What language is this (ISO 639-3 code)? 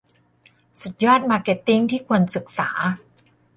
tha